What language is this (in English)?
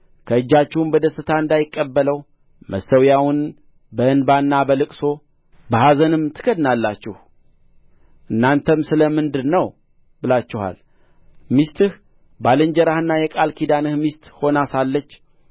Amharic